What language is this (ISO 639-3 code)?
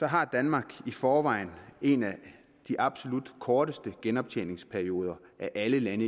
dan